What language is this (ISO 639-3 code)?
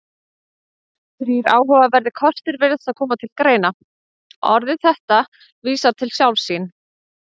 isl